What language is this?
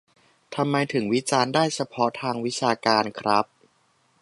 Thai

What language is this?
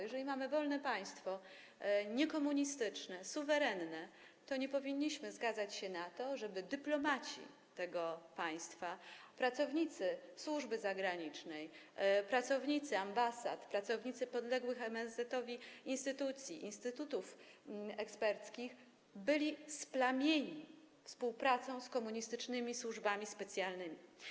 Polish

